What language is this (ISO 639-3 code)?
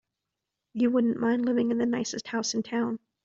eng